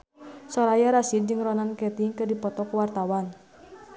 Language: Sundanese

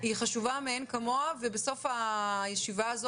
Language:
Hebrew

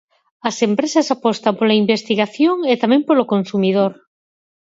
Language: Galician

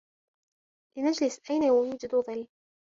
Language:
Arabic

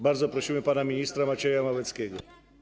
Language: Polish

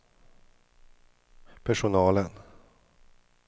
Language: Swedish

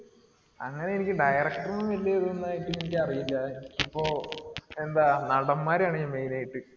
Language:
Malayalam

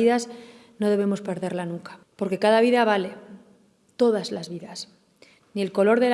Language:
Spanish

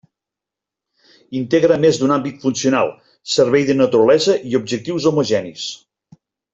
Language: Catalan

